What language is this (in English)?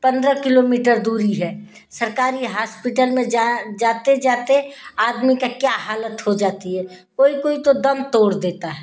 Hindi